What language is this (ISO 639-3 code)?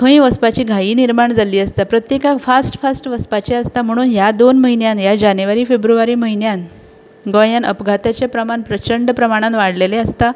kok